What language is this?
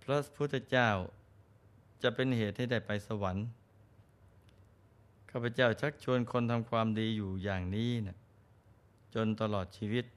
Thai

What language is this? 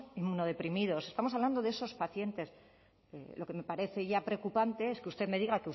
Spanish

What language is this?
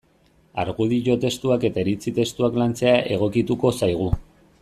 Basque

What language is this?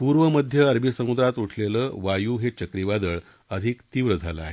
Marathi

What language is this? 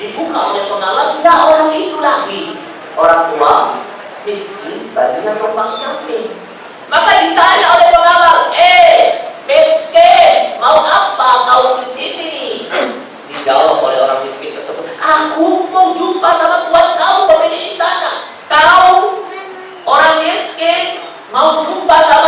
Indonesian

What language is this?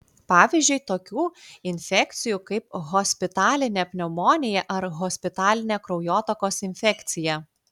Lithuanian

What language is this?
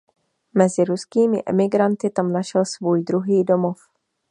Czech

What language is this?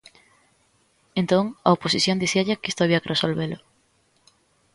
Galician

